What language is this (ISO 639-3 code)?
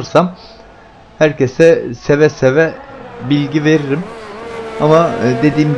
tur